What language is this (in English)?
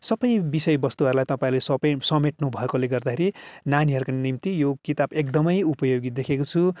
Nepali